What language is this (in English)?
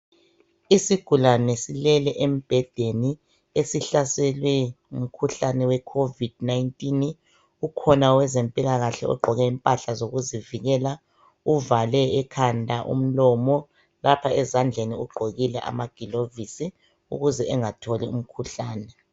North Ndebele